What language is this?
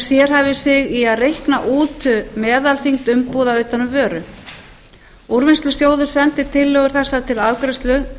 Icelandic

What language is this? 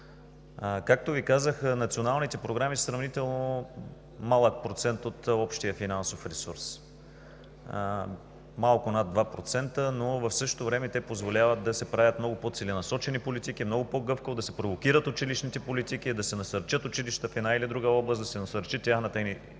Bulgarian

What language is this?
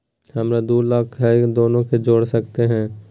Magahi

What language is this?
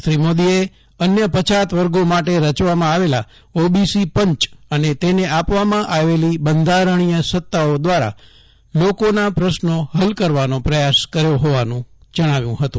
Gujarati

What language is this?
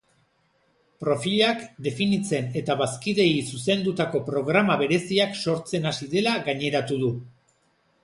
Basque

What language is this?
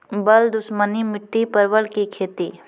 Maithili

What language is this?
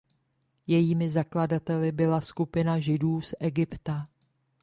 Czech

